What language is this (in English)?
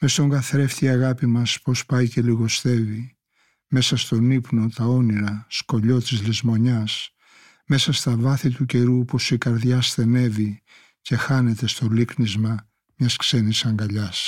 Greek